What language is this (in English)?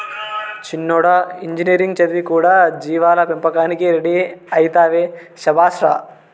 Telugu